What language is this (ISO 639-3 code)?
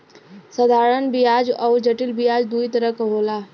bho